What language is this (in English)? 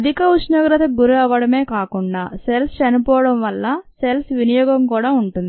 Telugu